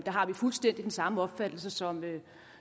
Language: Danish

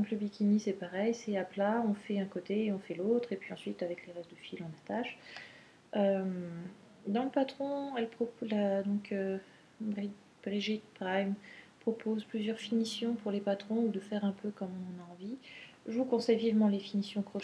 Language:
French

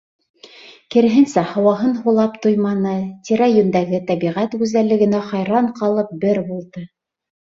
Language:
Bashkir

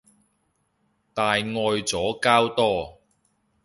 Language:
Cantonese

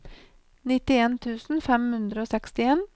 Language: Norwegian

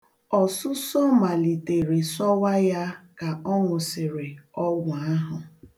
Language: Igbo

